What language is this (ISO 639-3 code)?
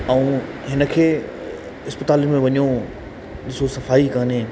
snd